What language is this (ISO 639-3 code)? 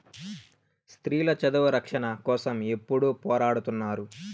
tel